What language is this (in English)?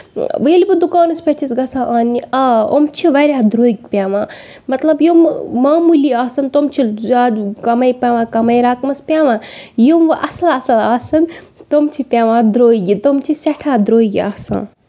Kashmiri